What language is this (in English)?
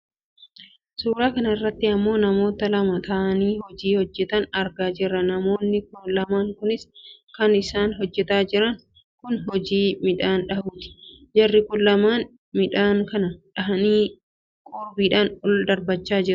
Oromo